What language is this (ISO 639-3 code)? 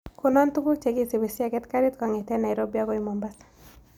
kln